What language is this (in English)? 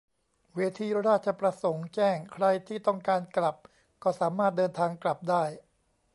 Thai